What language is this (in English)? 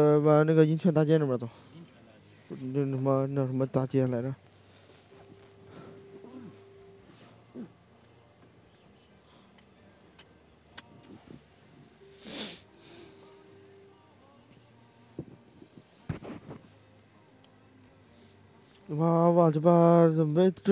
Chinese